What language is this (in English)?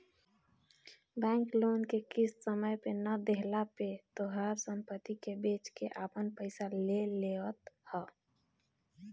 Bhojpuri